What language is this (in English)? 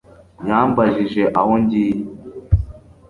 Kinyarwanda